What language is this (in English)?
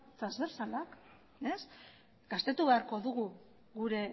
Basque